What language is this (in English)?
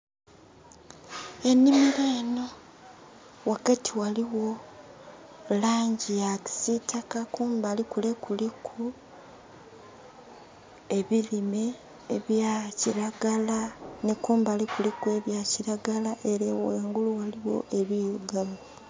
Soga